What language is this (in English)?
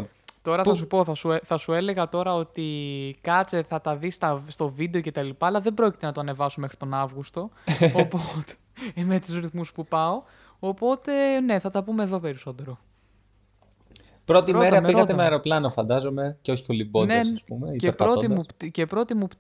Greek